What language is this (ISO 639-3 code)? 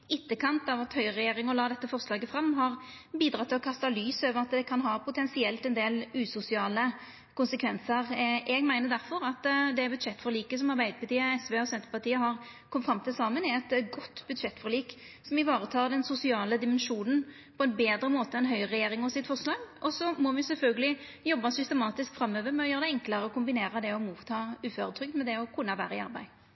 nno